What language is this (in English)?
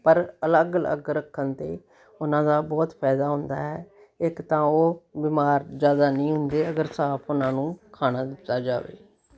Punjabi